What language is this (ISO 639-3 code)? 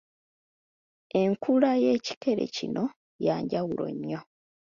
lug